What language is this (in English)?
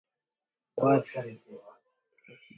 Swahili